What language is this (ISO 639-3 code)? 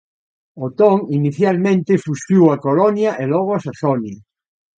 glg